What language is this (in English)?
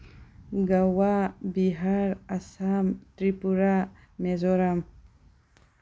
Manipuri